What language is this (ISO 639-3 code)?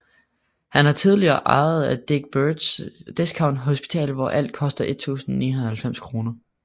dan